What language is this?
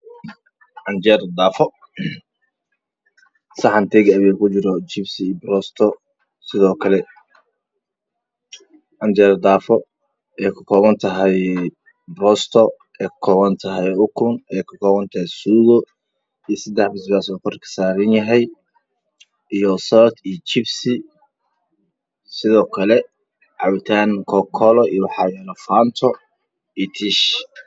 Somali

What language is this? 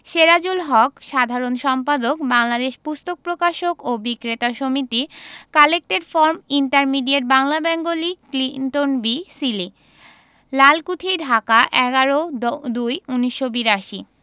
Bangla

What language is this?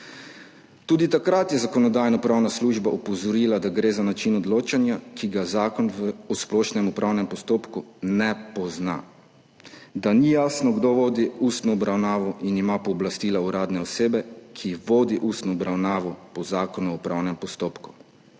Slovenian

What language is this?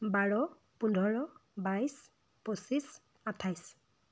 Assamese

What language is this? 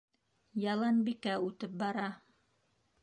Bashkir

